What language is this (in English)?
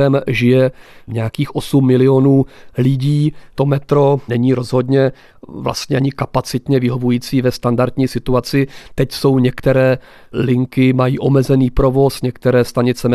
Czech